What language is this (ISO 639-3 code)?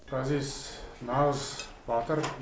kaz